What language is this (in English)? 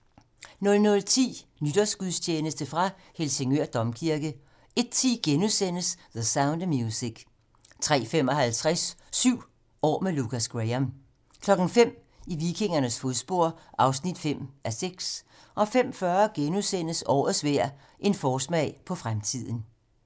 Danish